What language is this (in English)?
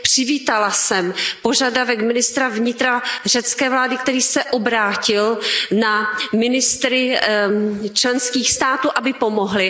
Czech